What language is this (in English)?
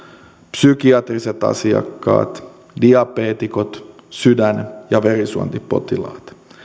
Finnish